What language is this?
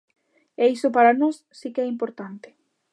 Galician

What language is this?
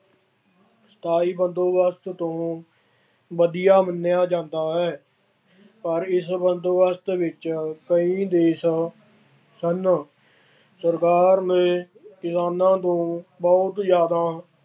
Punjabi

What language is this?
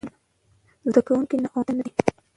Pashto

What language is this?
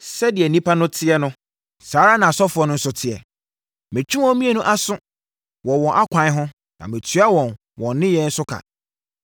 Akan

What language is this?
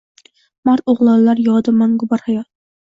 Uzbek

